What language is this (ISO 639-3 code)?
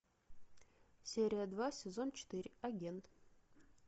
rus